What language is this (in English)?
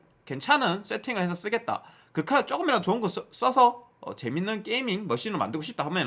Korean